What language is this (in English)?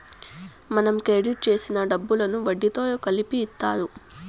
Telugu